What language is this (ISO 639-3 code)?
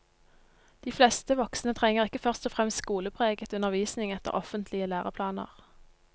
nor